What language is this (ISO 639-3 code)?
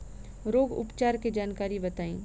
bho